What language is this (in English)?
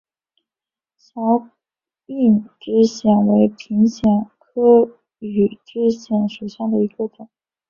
Chinese